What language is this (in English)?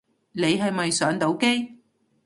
Cantonese